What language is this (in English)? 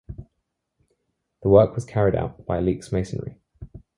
English